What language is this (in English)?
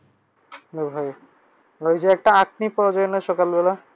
Bangla